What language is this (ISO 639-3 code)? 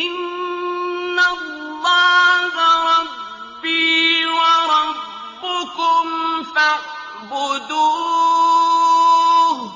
ara